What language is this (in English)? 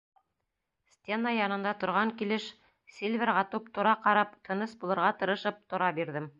Bashkir